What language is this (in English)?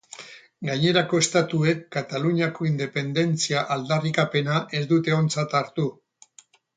Basque